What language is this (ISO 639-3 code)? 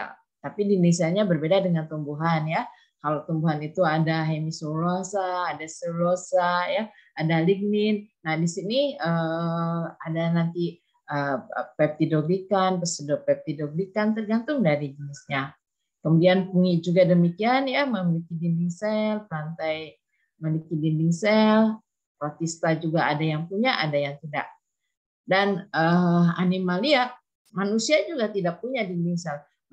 ind